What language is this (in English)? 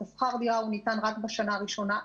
Hebrew